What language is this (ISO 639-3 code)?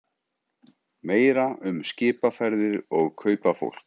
isl